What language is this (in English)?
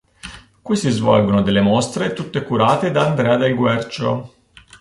Italian